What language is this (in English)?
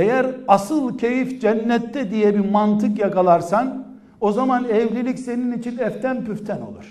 Turkish